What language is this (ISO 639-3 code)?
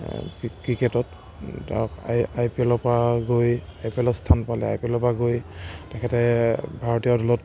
asm